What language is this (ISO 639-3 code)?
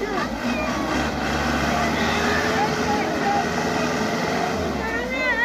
fas